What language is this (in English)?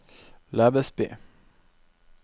Norwegian